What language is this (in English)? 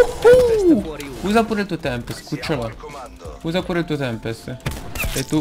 Italian